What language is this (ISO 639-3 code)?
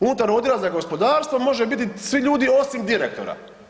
hrv